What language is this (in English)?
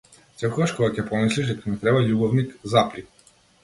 Macedonian